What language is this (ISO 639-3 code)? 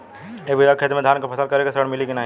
bho